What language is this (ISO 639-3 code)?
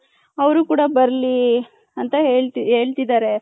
kan